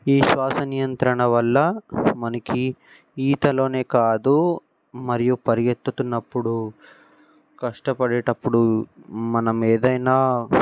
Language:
Telugu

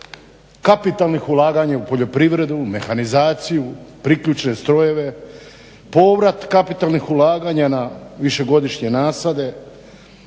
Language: Croatian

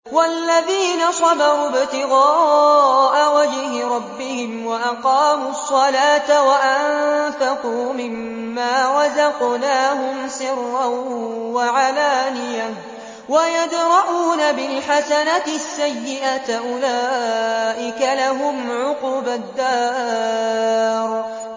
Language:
Arabic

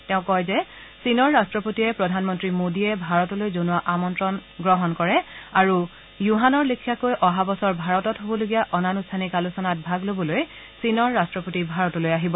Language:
Assamese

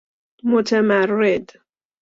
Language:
Persian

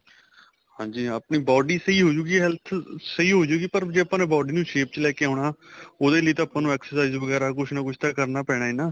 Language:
Punjabi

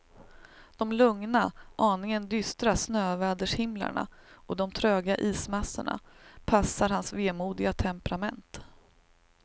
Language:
Swedish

